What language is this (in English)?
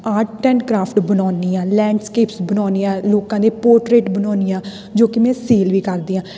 Punjabi